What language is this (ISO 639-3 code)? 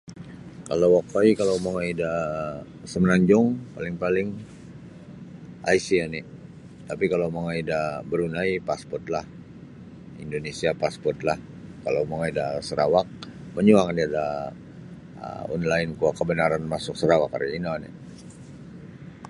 bsy